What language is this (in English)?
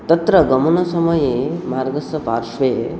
Sanskrit